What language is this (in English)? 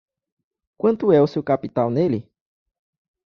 Portuguese